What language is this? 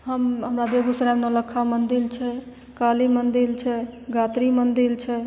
Maithili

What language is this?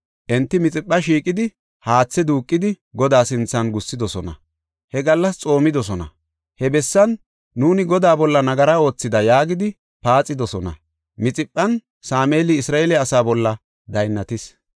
Gofa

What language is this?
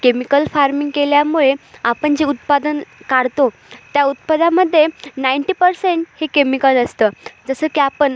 Marathi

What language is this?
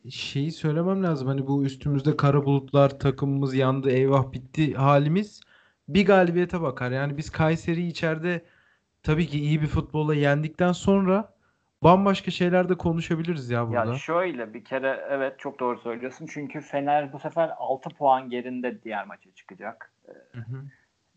Turkish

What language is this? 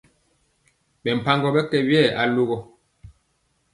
Mpiemo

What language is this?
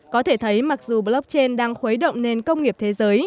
Vietnamese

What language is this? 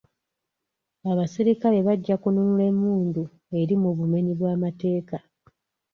Ganda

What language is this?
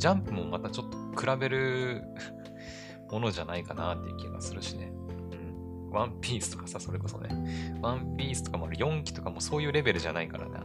Japanese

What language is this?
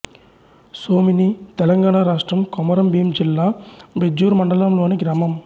Telugu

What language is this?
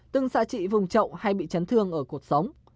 Vietnamese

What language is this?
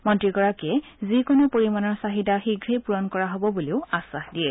Assamese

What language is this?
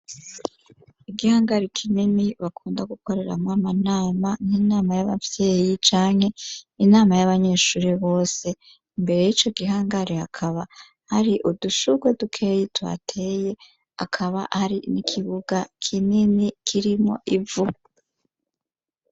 Rundi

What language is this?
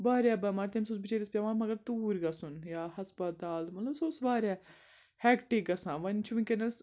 Kashmiri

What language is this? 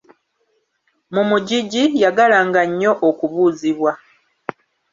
Ganda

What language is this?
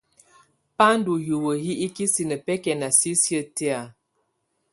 Tunen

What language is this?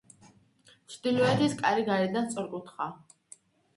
Georgian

